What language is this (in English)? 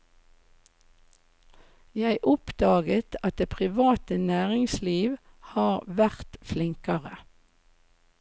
Norwegian